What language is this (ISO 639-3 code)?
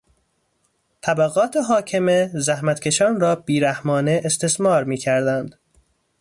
fas